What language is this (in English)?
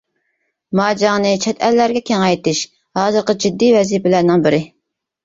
Uyghur